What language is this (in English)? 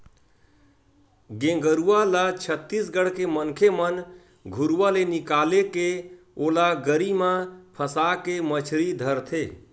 Chhattisgarhi